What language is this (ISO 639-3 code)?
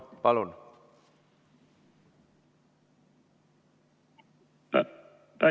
est